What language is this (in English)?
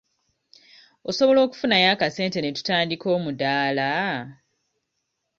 Ganda